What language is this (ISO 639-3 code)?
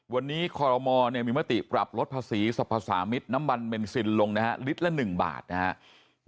tha